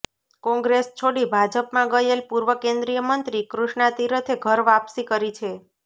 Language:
Gujarati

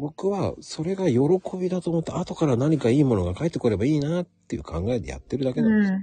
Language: Japanese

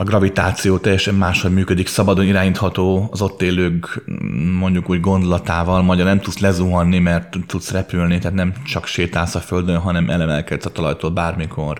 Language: Hungarian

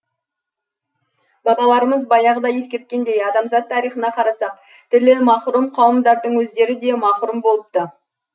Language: Kazakh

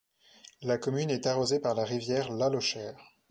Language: French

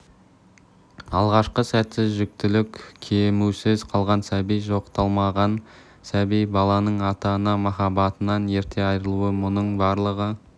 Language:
Kazakh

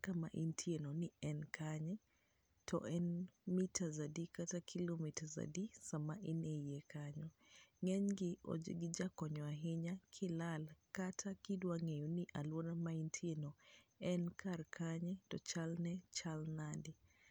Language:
Luo (Kenya and Tanzania)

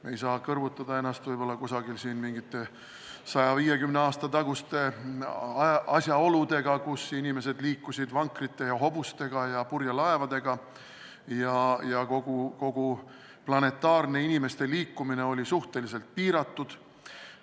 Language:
Estonian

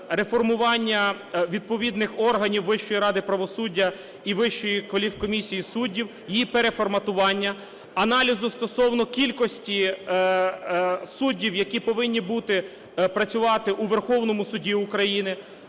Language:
Ukrainian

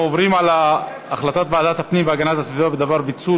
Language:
Hebrew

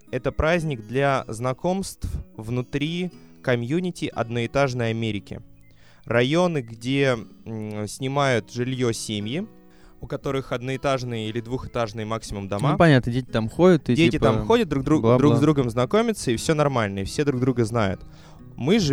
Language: Russian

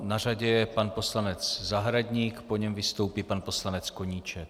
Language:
Czech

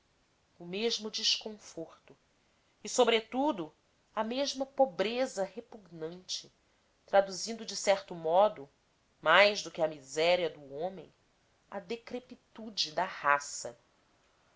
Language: Portuguese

